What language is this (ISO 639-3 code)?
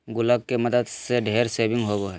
mag